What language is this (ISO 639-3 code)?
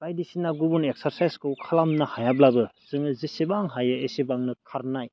brx